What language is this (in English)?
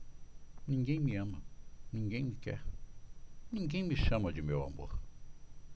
Portuguese